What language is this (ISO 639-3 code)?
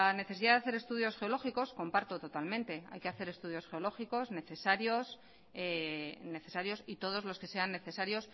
spa